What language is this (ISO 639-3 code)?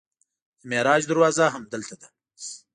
pus